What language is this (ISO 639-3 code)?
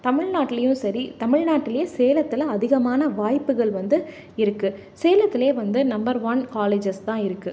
tam